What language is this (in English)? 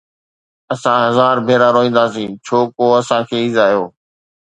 Sindhi